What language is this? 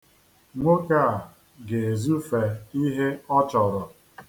Igbo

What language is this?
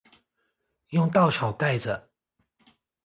Chinese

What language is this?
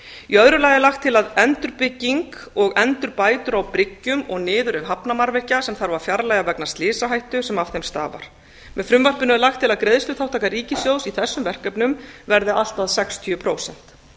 Icelandic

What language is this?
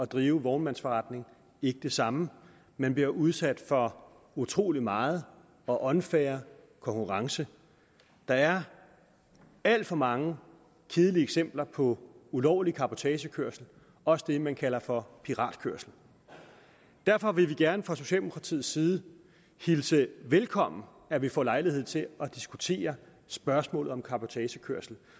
Danish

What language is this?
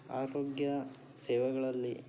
Kannada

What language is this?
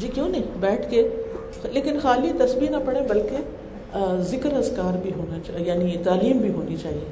Urdu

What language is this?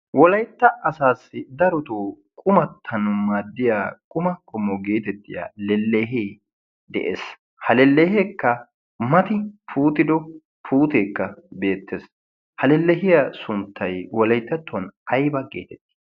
Wolaytta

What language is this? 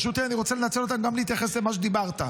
Hebrew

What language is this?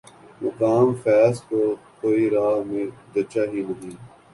Urdu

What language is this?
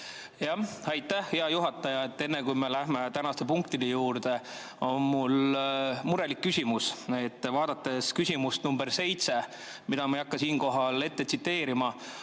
Estonian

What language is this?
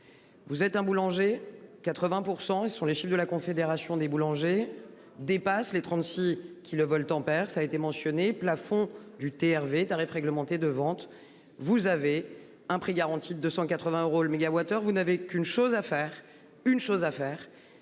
French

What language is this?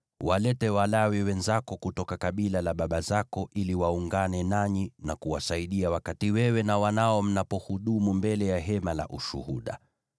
Swahili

